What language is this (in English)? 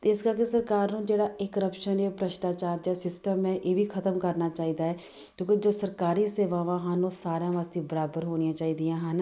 Punjabi